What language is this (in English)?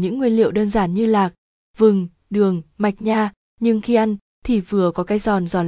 Vietnamese